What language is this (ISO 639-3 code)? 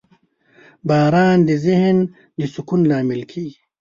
pus